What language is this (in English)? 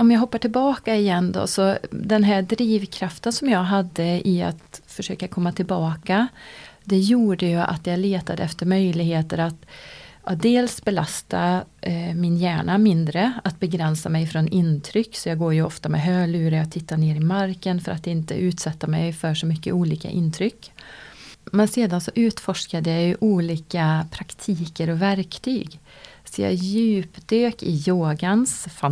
Swedish